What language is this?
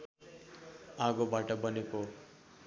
Nepali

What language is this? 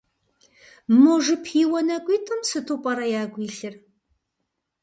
Kabardian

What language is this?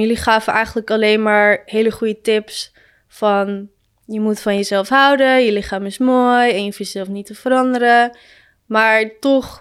Dutch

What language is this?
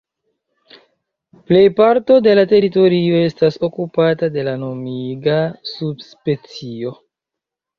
Esperanto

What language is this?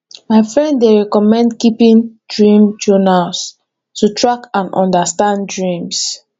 Nigerian Pidgin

